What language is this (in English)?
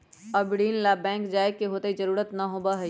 Magahi